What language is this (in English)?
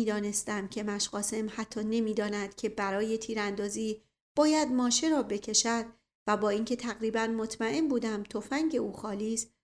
Persian